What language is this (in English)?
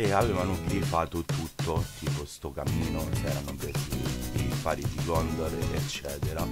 Italian